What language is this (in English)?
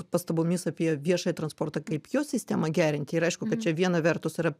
Lithuanian